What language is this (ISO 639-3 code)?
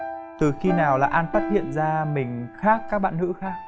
vie